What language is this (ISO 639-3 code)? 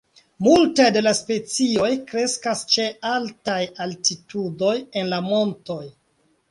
epo